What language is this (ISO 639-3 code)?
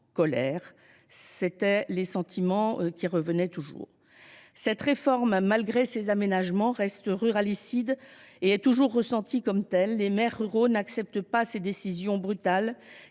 fra